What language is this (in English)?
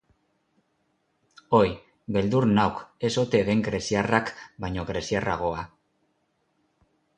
Basque